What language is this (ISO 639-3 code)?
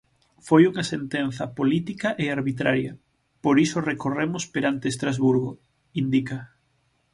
glg